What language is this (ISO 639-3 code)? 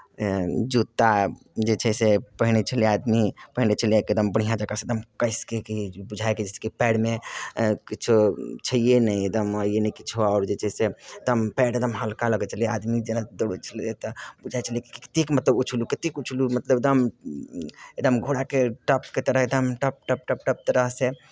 mai